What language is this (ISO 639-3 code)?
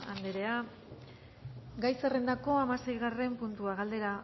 eus